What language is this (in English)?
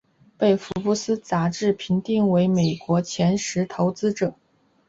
Chinese